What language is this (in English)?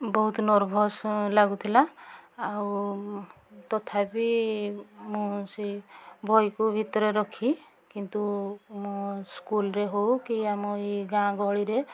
Odia